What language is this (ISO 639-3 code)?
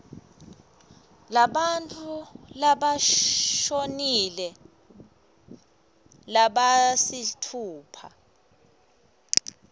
ssw